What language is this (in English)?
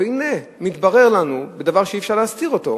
Hebrew